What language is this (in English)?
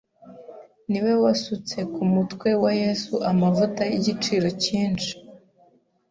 Kinyarwanda